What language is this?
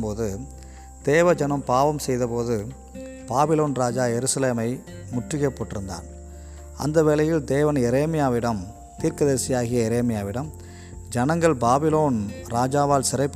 Tamil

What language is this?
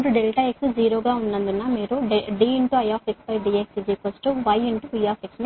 Telugu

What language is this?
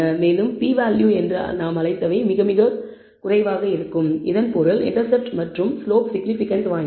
Tamil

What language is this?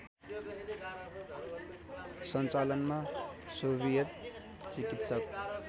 Nepali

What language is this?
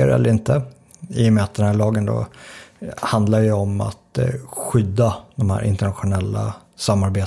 Swedish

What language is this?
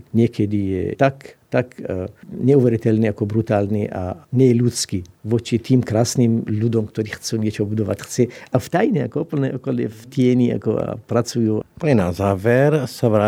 Slovak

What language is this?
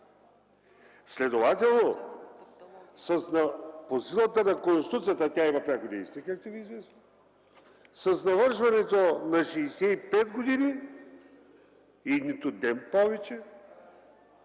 Bulgarian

